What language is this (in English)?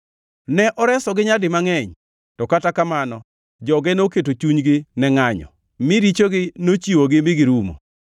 Luo (Kenya and Tanzania)